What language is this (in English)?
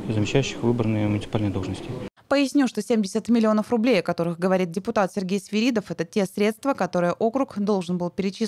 Russian